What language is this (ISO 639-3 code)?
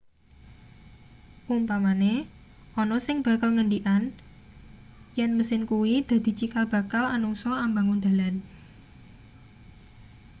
jav